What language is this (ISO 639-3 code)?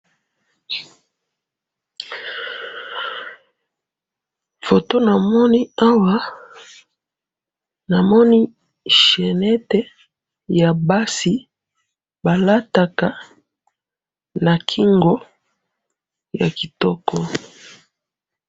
lin